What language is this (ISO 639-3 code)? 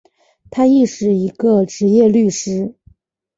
zho